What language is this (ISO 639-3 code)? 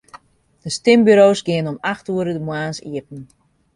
fry